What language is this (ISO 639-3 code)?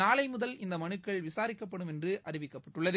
tam